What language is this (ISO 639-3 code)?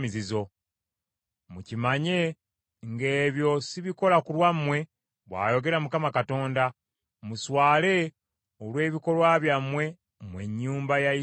lug